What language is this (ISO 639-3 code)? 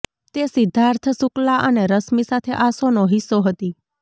guj